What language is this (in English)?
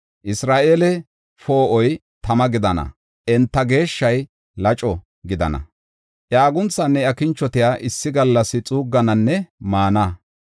Gofa